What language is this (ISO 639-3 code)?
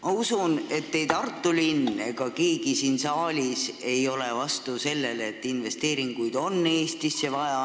est